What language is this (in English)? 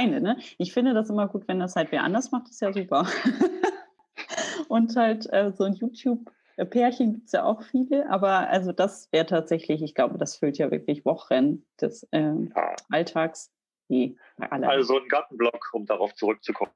German